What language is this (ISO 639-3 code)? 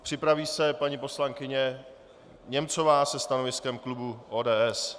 ces